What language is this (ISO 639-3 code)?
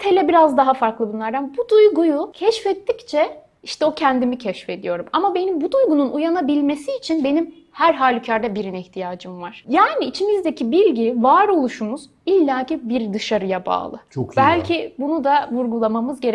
tur